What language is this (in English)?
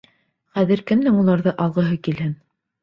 Bashkir